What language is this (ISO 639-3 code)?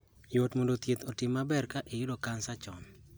luo